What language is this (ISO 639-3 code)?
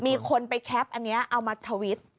tha